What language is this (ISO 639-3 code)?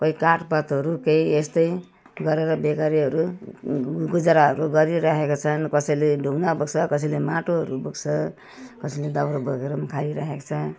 nep